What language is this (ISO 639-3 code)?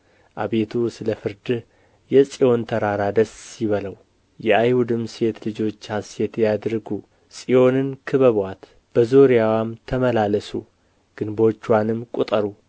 amh